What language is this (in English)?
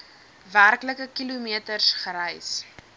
Afrikaans